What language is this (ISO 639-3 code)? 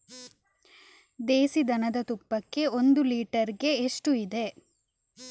kan